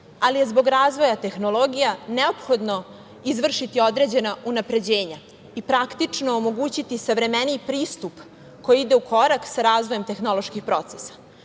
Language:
Serbian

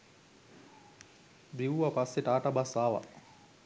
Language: Sinhala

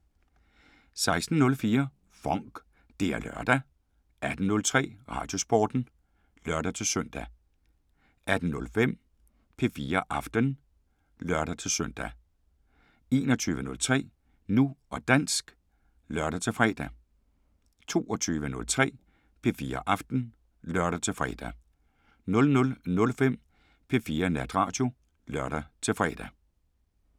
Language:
Danish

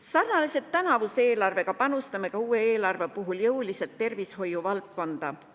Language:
Estonian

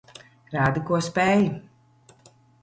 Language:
Latvian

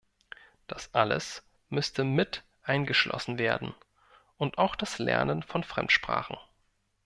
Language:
German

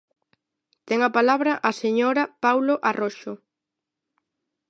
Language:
Galician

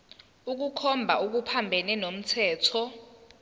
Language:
Zulu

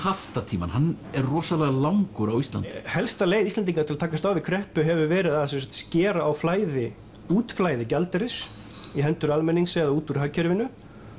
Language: Icelandic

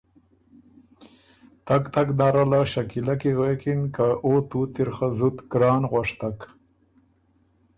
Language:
Ormuri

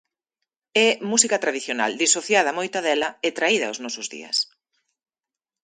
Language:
Galician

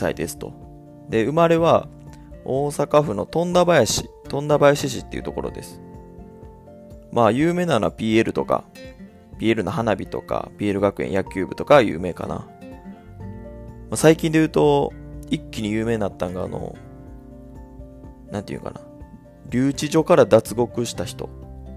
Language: Japanese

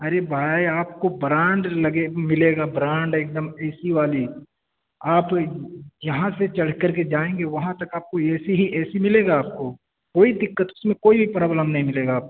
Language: Urdu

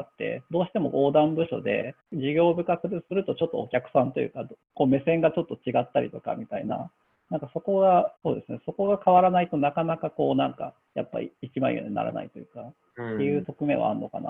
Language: Japanese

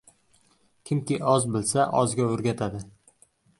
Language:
Uzbek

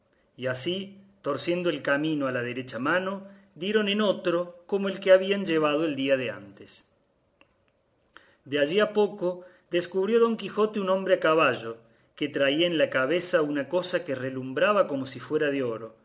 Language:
Spanish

